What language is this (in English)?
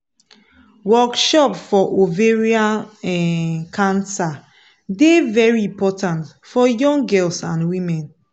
Nigerian Pidgin